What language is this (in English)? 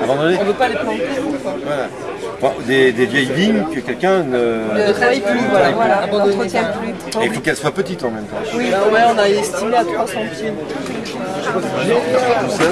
French